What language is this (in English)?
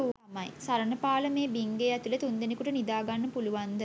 Sinhala